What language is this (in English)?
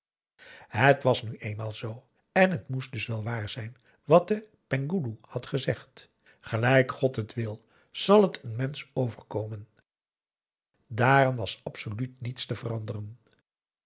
Dutch